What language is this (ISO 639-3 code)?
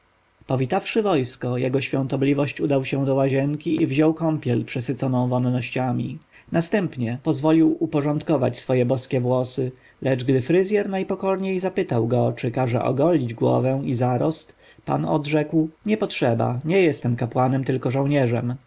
pol